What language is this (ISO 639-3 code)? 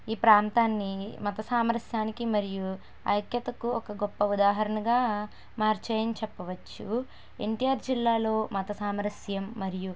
tel